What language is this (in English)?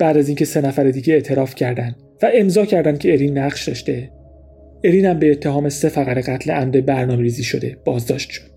Persian